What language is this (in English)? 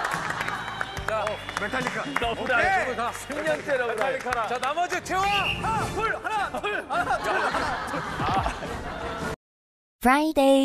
Korean